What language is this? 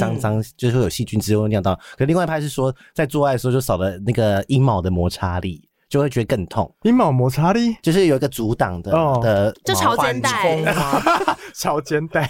Chinese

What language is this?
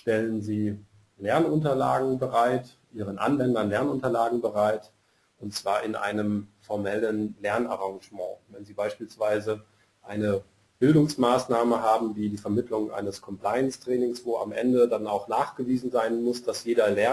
German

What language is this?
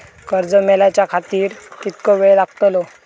Marathi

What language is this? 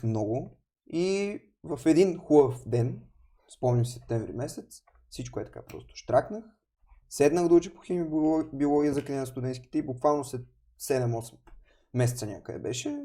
Bulgarian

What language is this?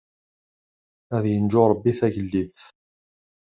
Kabyle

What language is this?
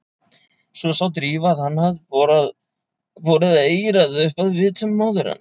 Icelandic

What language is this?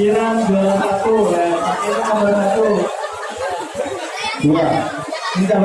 Korean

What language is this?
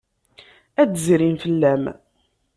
Kabyle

